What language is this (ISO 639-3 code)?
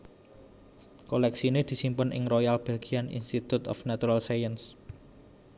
jav